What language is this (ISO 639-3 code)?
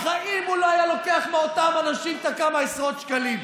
heb